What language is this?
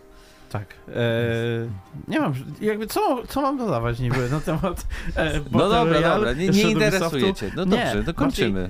Polish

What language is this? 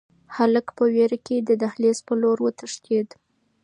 Pashto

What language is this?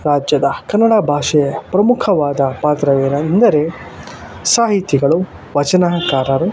Kannada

